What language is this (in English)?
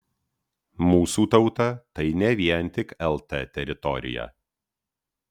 Lithuanian